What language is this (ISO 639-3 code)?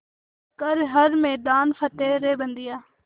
hin